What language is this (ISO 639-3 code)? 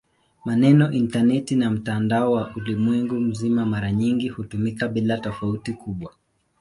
swa